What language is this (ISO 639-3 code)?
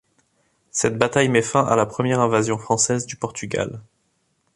fra